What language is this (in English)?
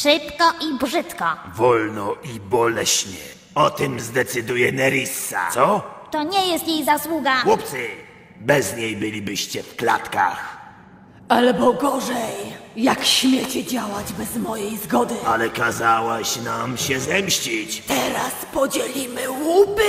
Polish